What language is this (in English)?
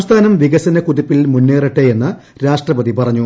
Malayalam